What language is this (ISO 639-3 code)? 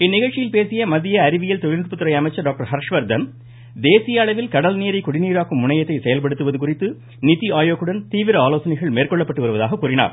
tam